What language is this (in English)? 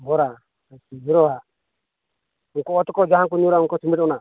Santali